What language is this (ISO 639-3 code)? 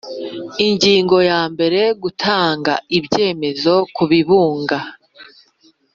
kin